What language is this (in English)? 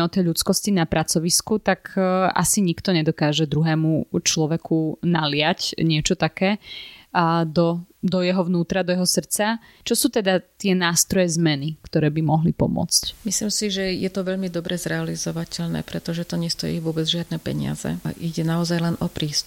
Slovak